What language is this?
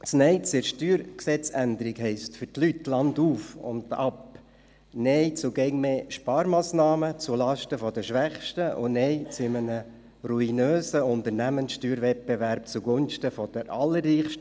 Swiss German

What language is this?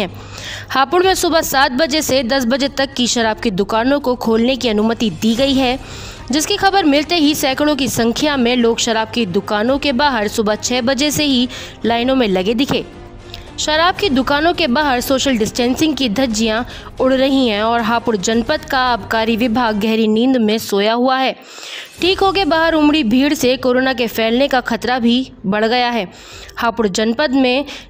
Hindi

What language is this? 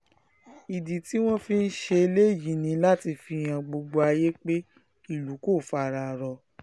Yoruba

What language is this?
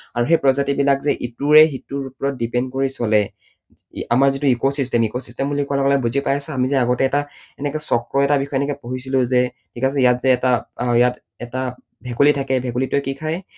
Assamese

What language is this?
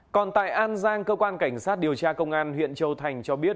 Vietnamese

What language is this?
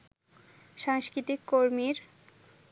Bangla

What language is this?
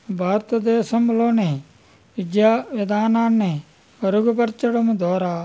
Telugu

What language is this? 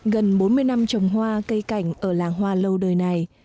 Vietnamese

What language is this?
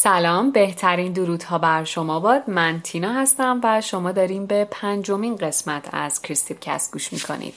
Persian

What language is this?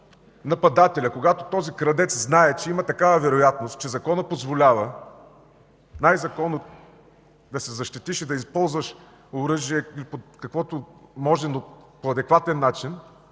Bulgarian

